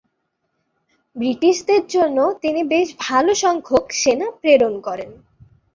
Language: Bangla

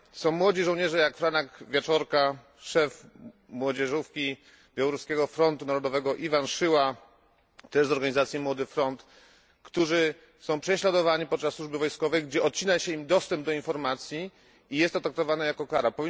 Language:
Polish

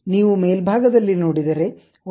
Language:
Kannada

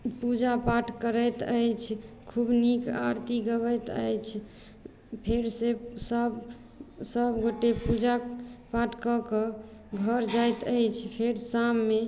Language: Maithili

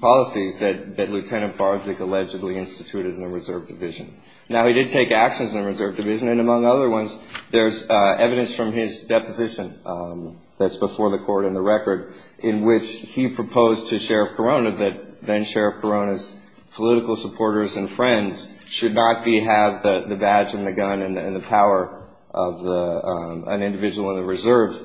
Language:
English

